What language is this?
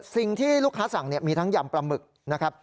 Thai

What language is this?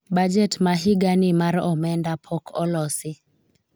Luo (Kenya and Tanzania)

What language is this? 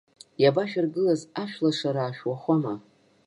Abkhazian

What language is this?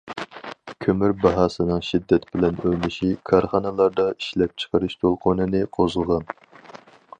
Uyghur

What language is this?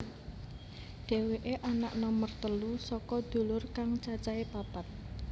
Javanese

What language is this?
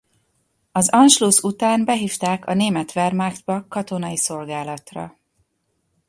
Hungarian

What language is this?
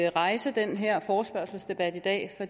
Danish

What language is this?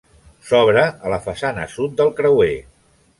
Catalan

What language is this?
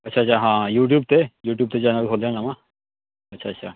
Punjabi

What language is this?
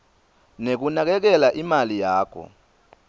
Swati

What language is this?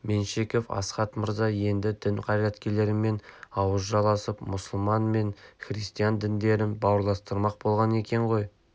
Kazakh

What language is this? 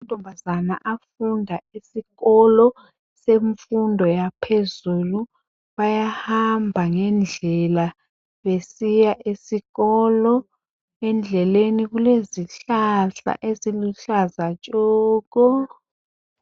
North Ndebele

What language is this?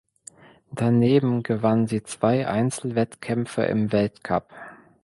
German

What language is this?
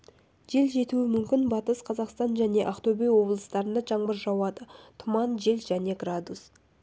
Kazakh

